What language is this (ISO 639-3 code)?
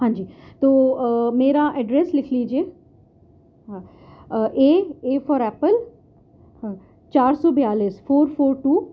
urd